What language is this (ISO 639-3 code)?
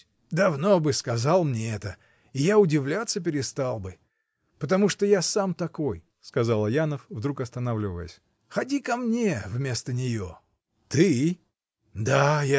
rus